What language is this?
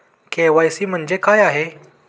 Marathi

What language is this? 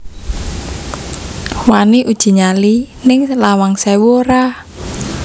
Javanese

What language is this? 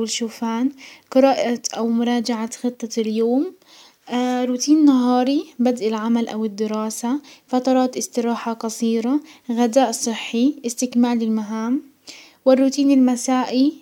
Hijazi Arabic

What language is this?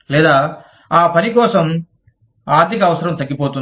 Telugu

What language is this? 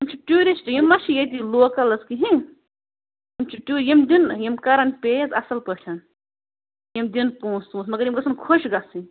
Kashmiri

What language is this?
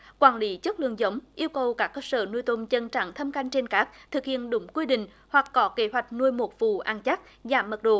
Vietnamese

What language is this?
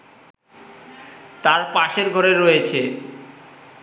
Bangla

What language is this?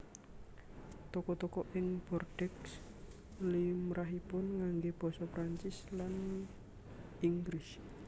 Javanese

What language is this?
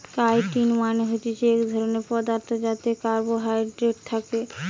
Bangla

